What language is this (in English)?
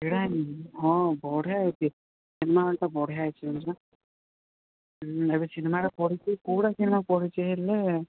Odia